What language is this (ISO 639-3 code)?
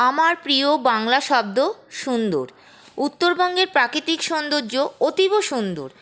ben